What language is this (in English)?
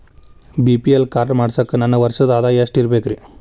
Kannada